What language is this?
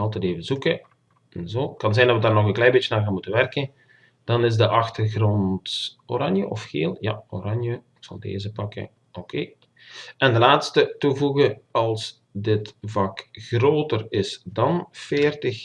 Dutch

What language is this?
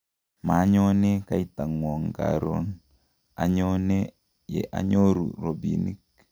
Kalenjin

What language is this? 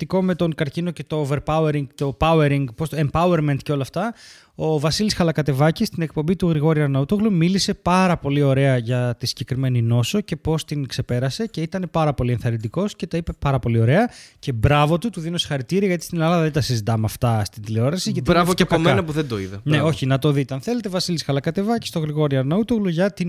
Greek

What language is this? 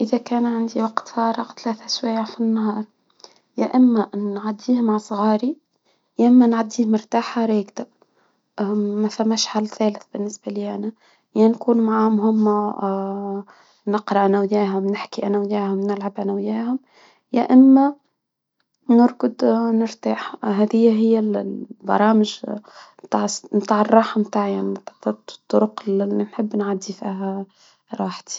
Tunisian Arabic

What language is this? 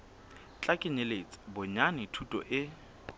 Southern Sotho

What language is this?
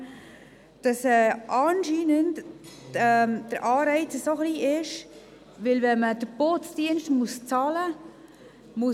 Swiss German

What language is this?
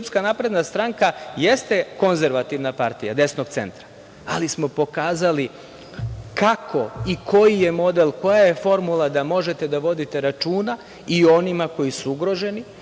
Serbian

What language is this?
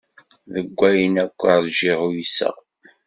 Kabyle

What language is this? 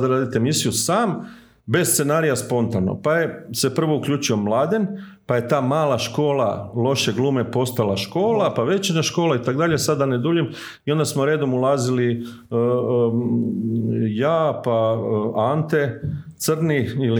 Croatian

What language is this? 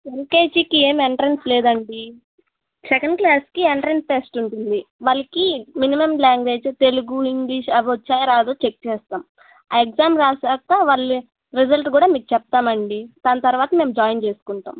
Telugu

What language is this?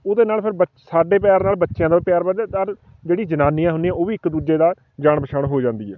Punjabi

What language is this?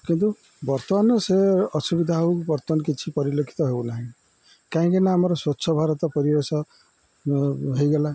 Odia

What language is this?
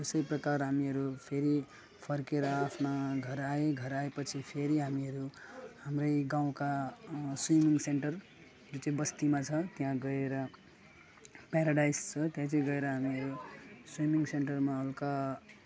Nepali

